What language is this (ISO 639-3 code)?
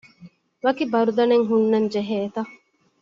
div